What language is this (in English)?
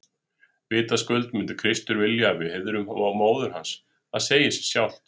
Icelandic